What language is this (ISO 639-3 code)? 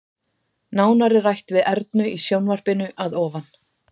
isl